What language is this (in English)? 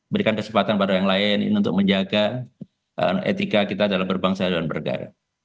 Indonesian